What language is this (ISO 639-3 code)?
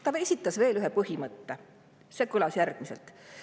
est